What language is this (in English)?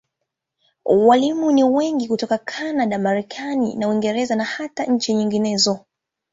Swahili